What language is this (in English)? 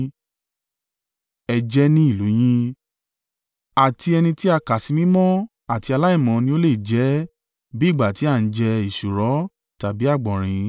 Yoruba